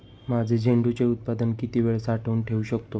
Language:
Marathi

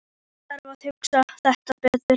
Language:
Icelandic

